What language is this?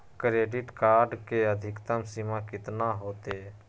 Magahi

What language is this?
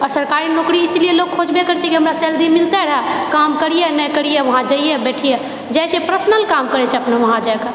Maithili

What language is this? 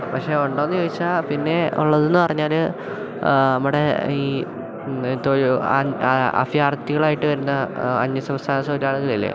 Malayalam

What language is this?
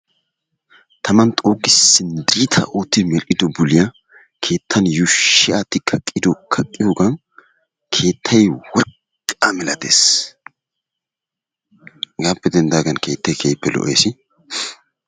Wolaytta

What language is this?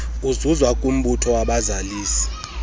Xhosa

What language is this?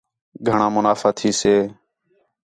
Khetrani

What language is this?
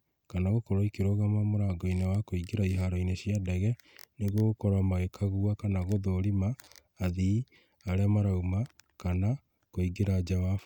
Kikuyu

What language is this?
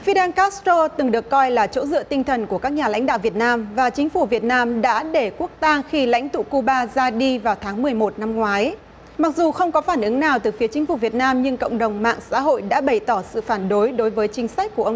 Vietnamese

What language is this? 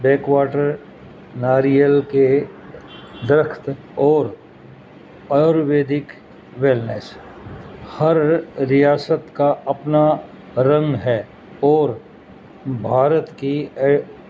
Urdu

